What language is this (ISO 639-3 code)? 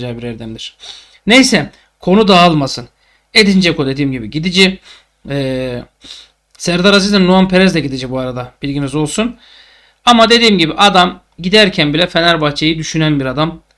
tur